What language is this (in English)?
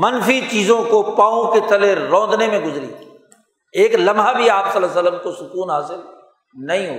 Urdu